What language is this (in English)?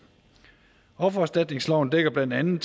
Danish